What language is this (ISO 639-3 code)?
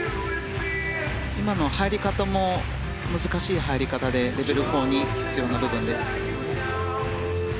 jpn